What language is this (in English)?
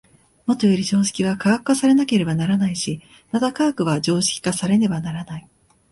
Japanese